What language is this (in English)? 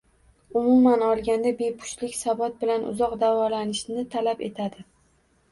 Uzbek